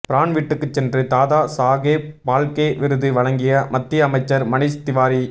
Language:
Tamil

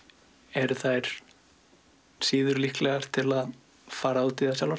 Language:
Icelandic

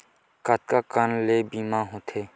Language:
Chhattisgarhi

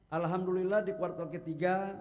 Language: Indonesian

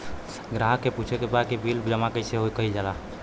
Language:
Bhojpuri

